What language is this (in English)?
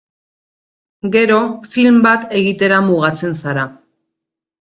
Basque